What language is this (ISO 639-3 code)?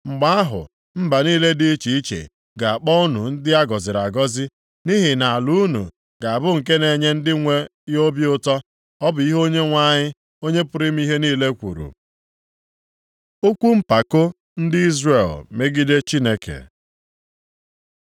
ibo